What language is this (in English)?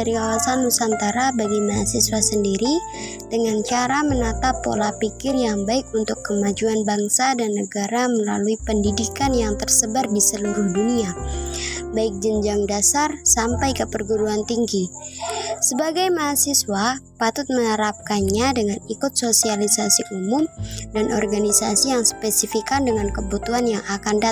Indonesian